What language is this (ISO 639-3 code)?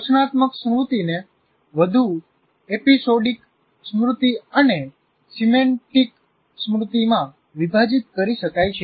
guj